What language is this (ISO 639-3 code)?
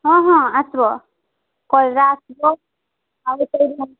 ori